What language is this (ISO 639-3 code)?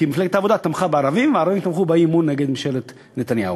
heb